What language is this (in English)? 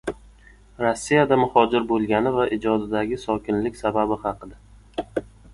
Uzbek